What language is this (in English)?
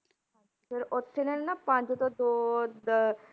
Punjabi